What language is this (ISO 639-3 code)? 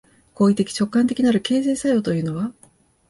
jpn